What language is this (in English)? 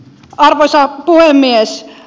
Finnish